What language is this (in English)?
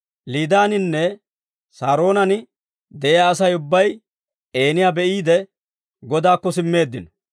Dawro